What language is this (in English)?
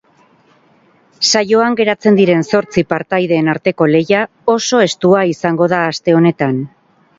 Basque